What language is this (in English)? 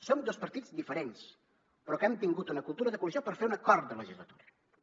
Catalan